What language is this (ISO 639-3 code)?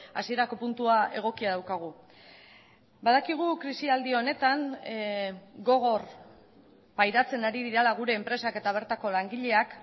eus